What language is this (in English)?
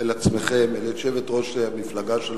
Hebrew